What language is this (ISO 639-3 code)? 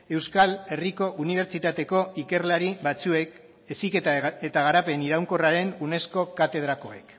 eus